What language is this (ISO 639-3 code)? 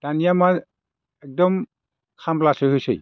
brx